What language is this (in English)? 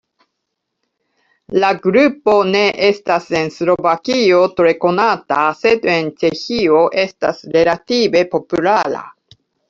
Esperanto